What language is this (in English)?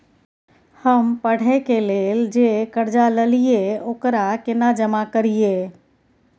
Maithili